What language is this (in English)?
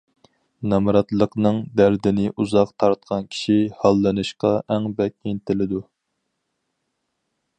Uyghur